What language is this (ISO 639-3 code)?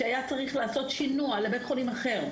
heb